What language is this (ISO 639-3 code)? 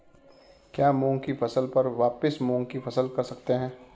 hin